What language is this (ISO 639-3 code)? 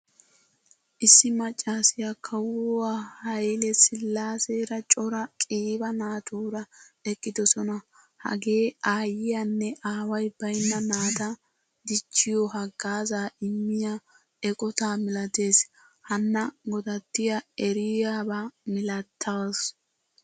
wal